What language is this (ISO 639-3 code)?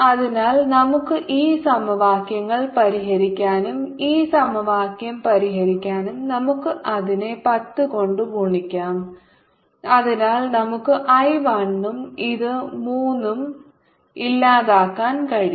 mal